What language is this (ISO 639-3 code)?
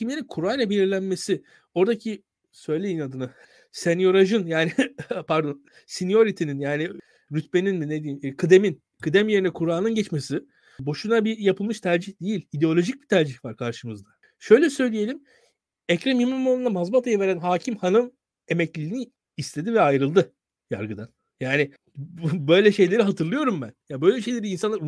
tur